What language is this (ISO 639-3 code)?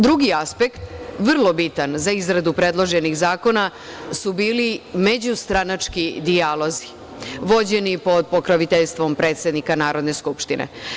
srp